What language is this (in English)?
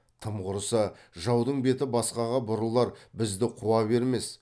Kazakh